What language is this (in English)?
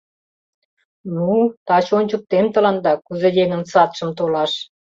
Mari